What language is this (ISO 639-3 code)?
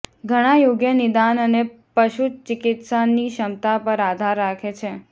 guj